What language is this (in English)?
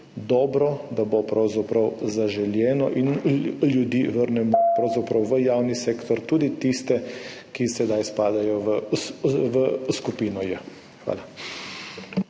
Slovenian